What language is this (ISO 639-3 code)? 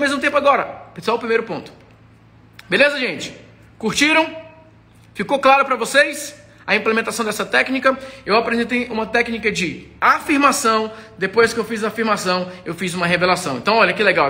por